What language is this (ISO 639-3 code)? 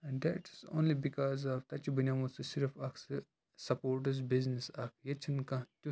kas